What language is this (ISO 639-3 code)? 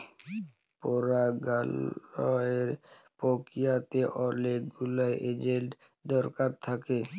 ben